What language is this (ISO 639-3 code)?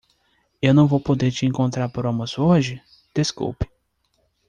por